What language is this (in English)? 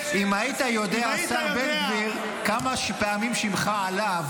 Hebrew